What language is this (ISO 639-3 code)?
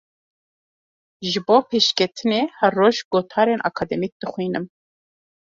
kur